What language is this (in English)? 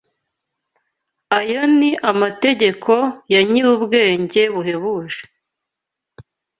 Kinyarwanda